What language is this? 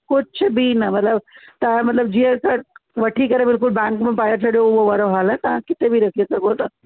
Sindhi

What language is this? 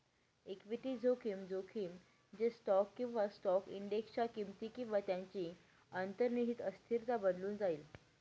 Marathi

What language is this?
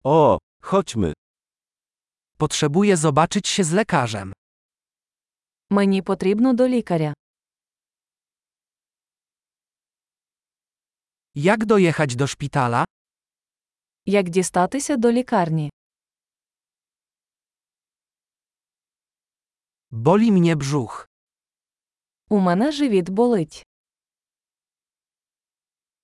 Polish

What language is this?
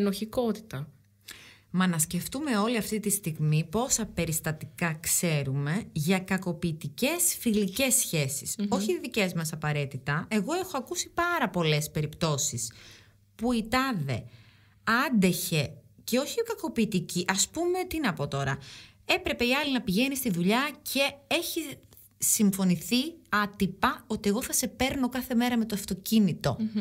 Greek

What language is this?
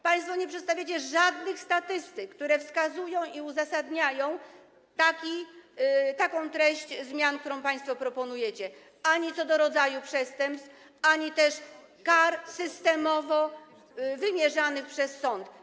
Polish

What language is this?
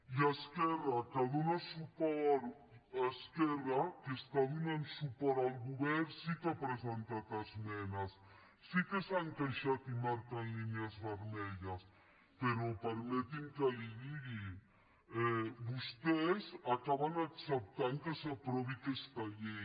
Catalan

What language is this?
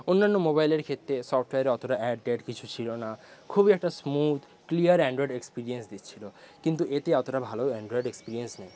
Bangla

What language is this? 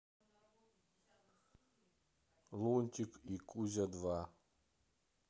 Russian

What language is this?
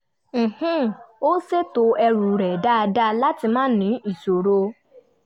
Yoruba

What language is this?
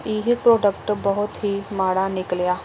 Punjabi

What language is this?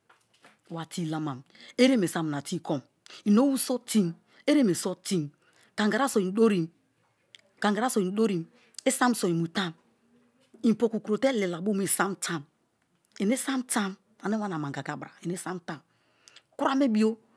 Kalabari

